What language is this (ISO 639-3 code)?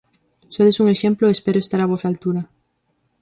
glg